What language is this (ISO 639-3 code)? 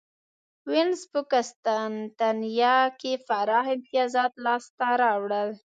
pus